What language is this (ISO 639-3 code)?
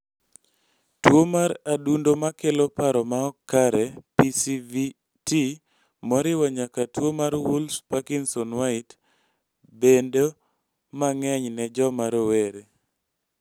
luo